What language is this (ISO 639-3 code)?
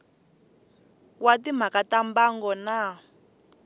tso